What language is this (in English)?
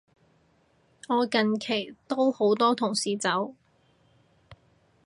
Cantonese